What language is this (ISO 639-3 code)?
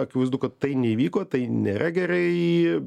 lit